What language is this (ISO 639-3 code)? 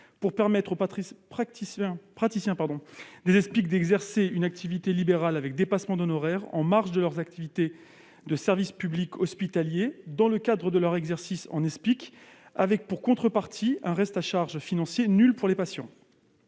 fra